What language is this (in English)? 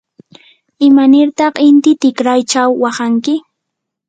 Yanahuanca Pasco Quechua